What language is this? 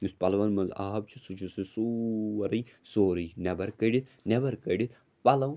Kashmiri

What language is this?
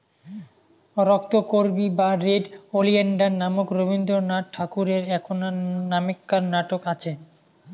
Bangla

